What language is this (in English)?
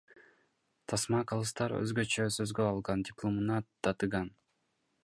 Kyrgyz